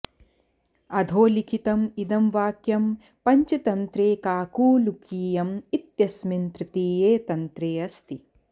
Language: Sanskrit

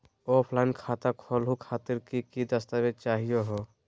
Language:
Magahi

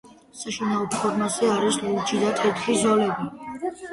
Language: Georgian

